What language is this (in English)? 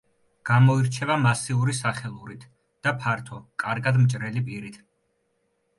Georgian